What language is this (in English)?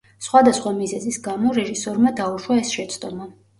Georgian